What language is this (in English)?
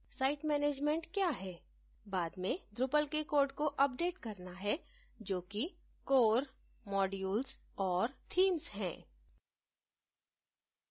Hindi